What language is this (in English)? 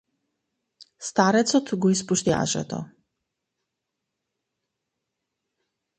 Macedonian